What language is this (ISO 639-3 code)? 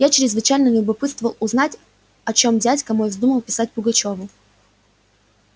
rus